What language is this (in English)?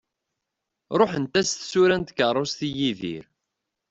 Kabyle